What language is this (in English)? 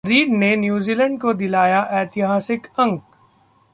Hindi